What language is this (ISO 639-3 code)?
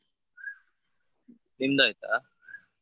kan